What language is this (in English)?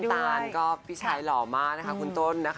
Thai